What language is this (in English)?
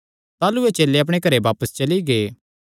Kangri